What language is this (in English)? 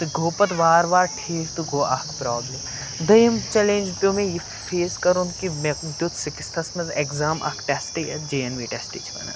Kashmiri